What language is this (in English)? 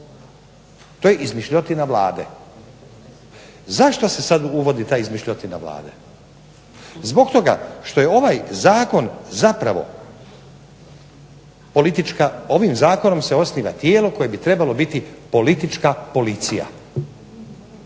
Croatian